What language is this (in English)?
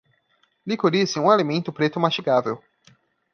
Portuguese